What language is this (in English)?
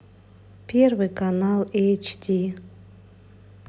Russian